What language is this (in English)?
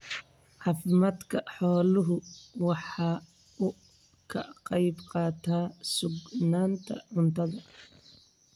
Somali